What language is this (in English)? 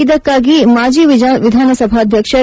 Kannada